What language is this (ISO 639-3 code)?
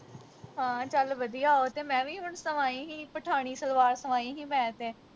pan